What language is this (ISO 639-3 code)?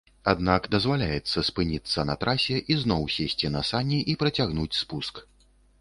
bel